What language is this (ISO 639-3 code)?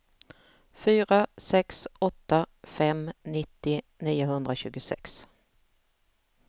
swe